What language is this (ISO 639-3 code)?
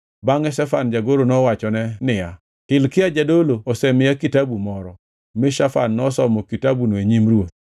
luo